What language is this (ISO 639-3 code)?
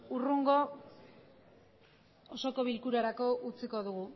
eus